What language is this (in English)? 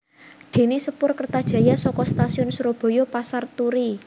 Javanese